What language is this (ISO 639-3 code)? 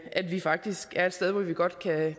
dan